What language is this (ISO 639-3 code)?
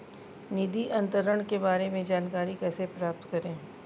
hin